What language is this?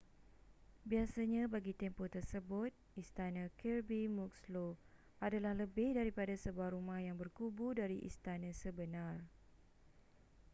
Malay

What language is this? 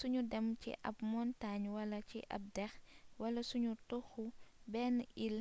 Wolof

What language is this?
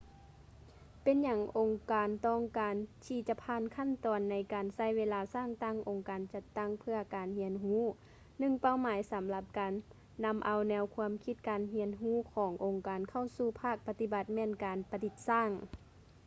Lao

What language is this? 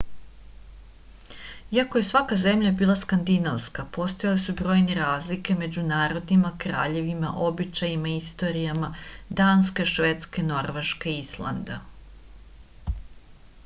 Serbian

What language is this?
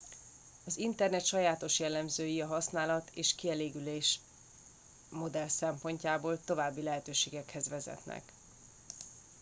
Hungarian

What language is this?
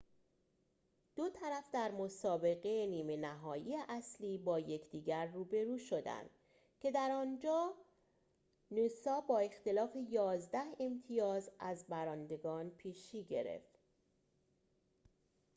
Persian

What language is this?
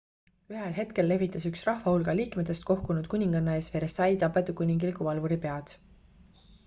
Estonian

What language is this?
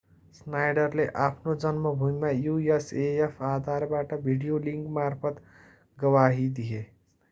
Nepali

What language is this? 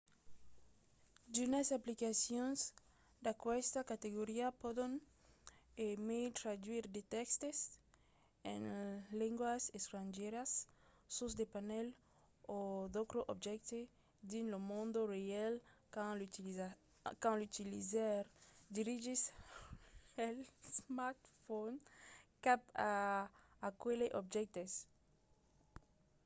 Occitan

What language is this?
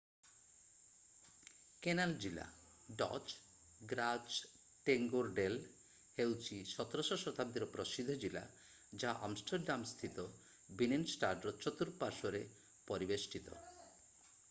Odia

